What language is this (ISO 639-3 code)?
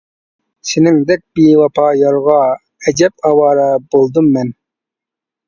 uig